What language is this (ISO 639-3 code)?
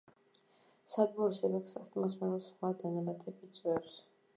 kat